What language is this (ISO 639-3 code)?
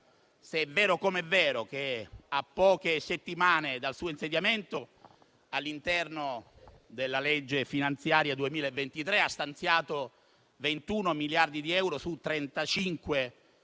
ita